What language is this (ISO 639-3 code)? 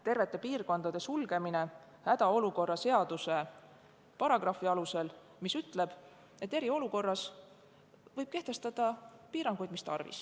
est